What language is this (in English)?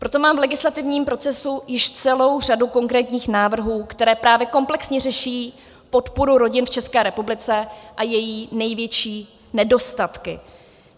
Czech